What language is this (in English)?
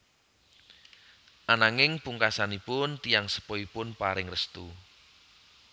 Javanese